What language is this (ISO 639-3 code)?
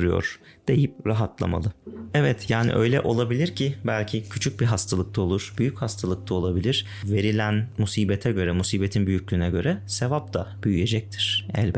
tur